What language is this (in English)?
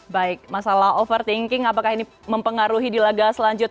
Indonesian